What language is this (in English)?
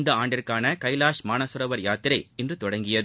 Tamil